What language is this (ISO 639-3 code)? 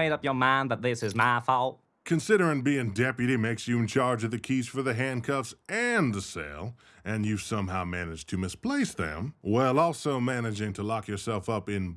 eng